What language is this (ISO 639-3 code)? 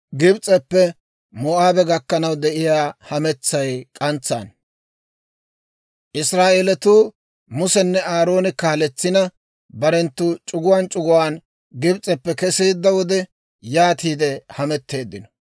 dwr